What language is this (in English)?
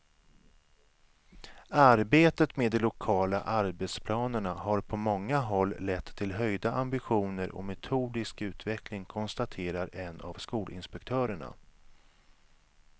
Swedish